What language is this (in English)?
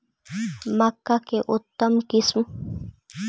Magahi